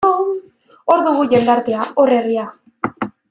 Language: Basque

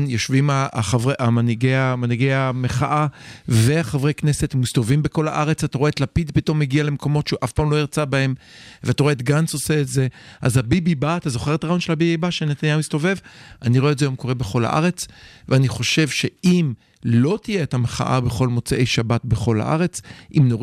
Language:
Hebrew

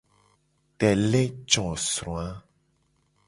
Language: Gen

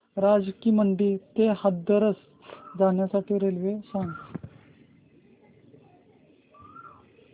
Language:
Marathi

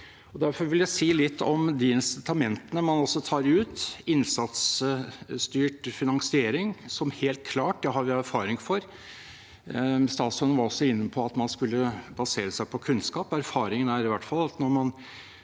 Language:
Norwegian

